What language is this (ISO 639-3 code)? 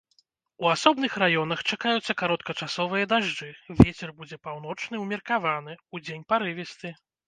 bel